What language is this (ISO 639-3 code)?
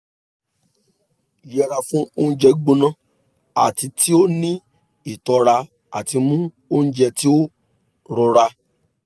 yor